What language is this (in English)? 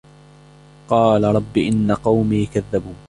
Arabic